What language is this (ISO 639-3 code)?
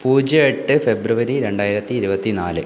mal